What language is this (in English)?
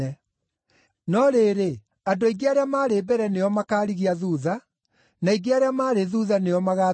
Kikuyu